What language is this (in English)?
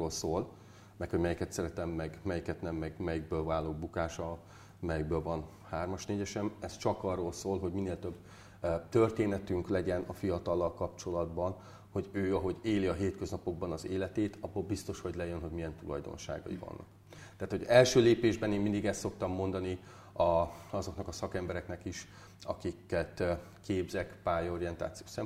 Hungarian